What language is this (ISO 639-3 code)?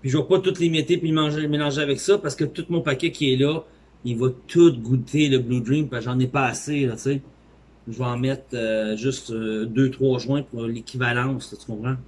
fra